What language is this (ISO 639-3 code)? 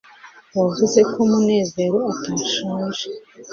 kin